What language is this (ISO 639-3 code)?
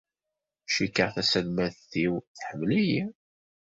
kab